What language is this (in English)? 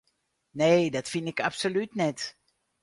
Western Frisian